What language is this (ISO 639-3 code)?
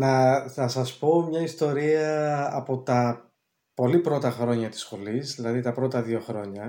ell